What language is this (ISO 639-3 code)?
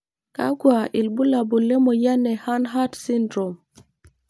mas